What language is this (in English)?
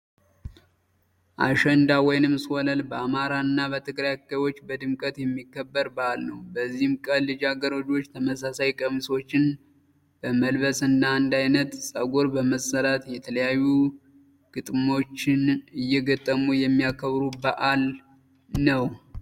Amharic